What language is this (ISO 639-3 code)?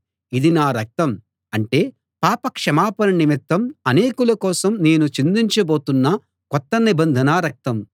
tel